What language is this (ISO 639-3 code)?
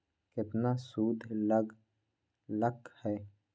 mag